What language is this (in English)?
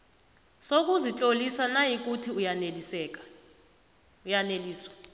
South Ndebele